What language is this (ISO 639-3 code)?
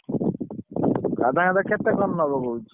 ori